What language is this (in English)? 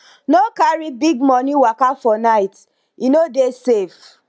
Nigerian Pidgin